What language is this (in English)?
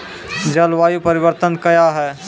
Maithili